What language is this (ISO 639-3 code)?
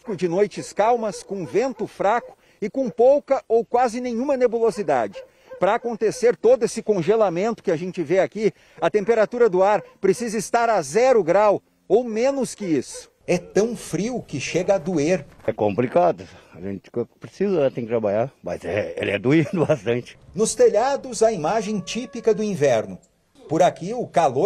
por